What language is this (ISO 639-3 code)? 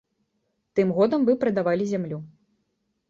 bel